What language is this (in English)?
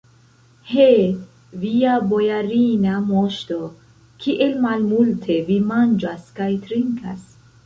Esperanto